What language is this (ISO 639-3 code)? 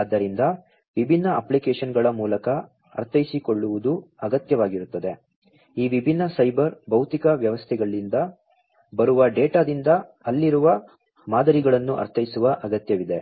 kan